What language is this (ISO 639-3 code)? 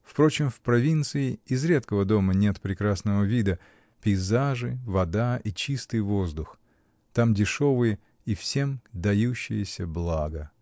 rus